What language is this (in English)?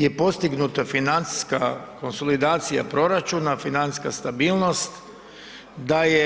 Croatian